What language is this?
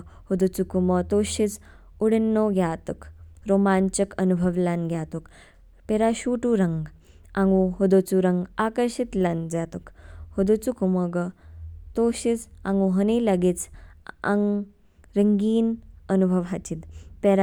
Kinnauri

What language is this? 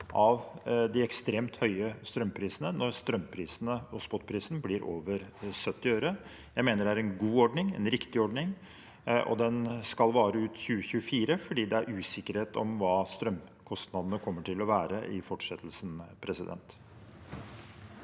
Norwegian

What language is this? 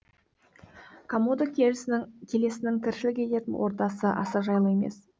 Kazakh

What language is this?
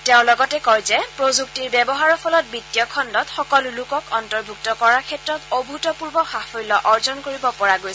Assamese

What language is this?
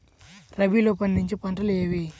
Telugu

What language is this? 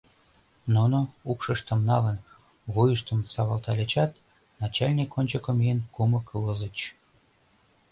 Mari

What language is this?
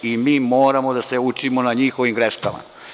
Serbian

